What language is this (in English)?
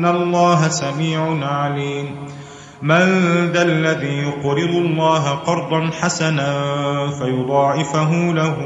Arabic